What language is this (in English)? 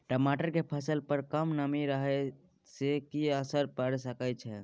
Maithili